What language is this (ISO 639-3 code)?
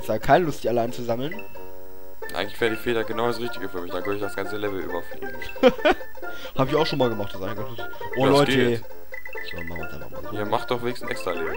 deu